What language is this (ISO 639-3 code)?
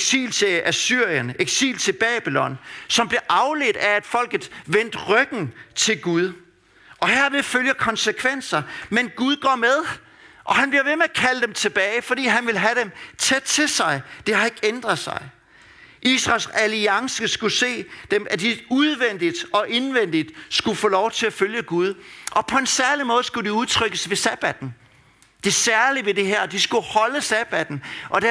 dan